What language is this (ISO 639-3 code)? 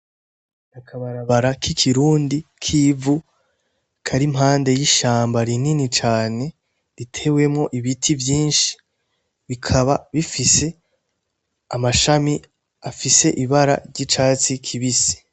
run